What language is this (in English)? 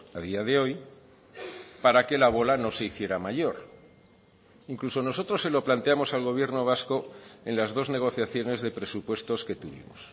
Spanish